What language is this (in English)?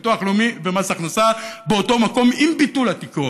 Hebrew